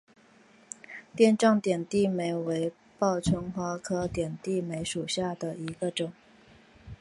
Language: Chinese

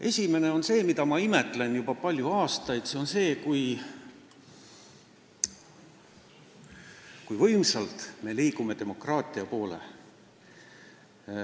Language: Estonian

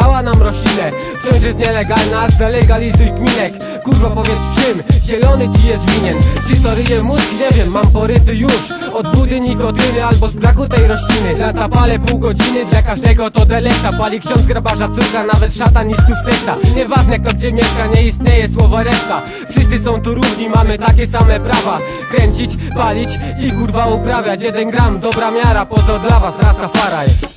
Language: Polish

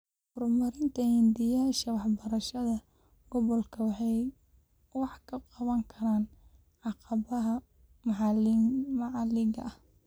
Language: Somali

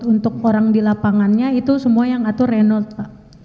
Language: Indonesian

